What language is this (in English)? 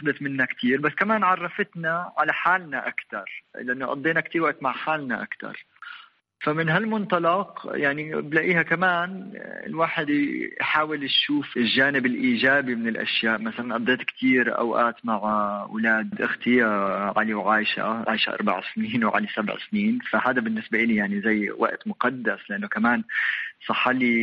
Arabic